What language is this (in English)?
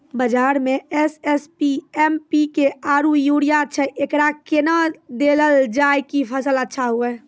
Maithili